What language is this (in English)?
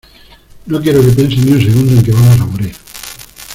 Spanish